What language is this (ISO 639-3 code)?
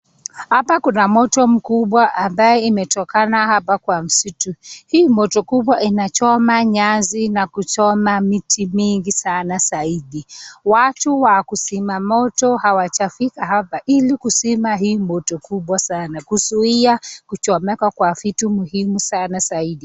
swa